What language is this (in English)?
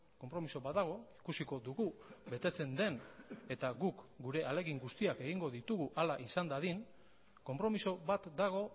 Basque